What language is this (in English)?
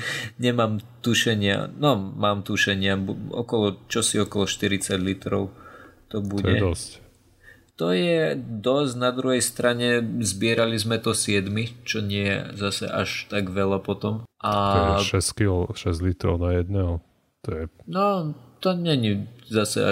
Slovak